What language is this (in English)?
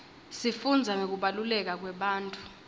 Swati